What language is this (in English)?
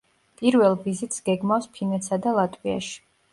Georgian